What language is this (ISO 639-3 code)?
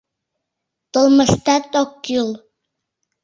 chm